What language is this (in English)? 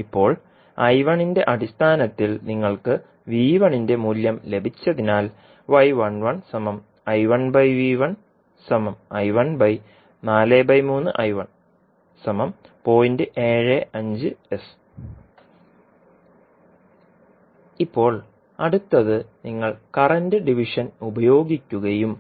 Malayalam